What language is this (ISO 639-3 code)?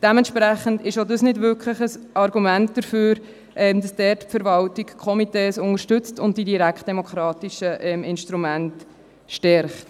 gsw